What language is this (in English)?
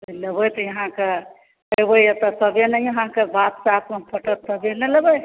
Maithili